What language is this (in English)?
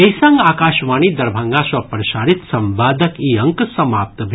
Maithili